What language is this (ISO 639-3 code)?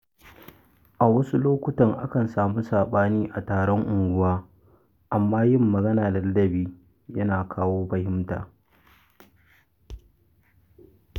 hau